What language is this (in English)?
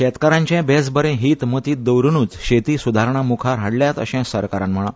Konkani